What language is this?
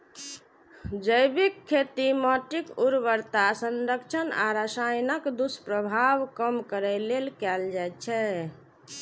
Maithili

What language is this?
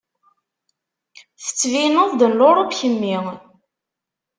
Kabyle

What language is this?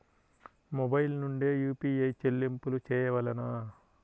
Telugu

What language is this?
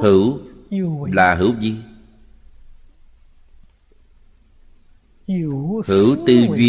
Vietnamese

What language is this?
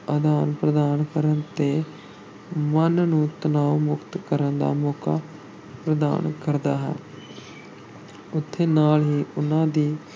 Punjabi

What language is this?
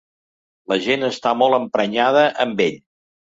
Catalan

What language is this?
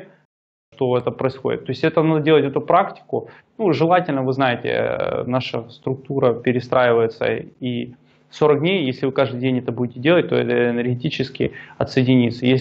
Russian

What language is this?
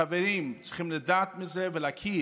Hebrew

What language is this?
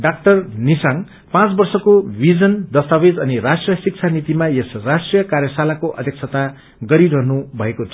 Nepali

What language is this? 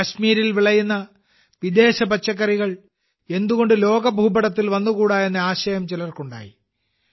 Malayalam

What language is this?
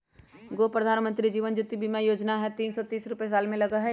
Magahi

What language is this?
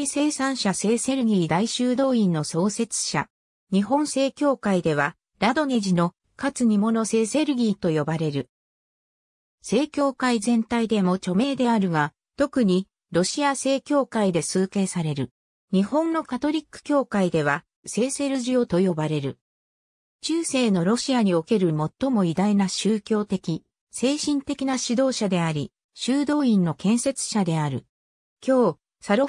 Japanese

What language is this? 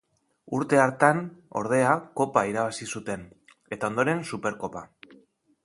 Basque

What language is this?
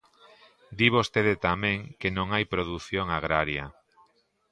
Galician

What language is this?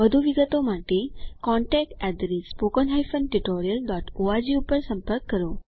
Gujarati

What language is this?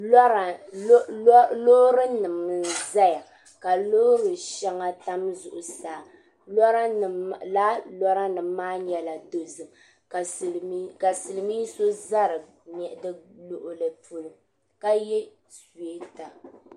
Dagbani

